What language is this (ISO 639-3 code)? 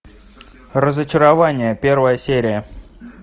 rus